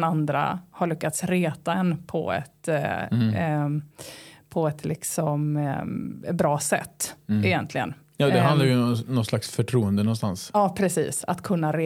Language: Swedish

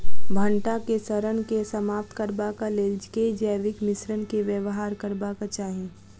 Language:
Maithili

